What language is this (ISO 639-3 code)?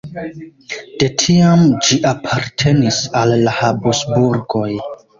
epo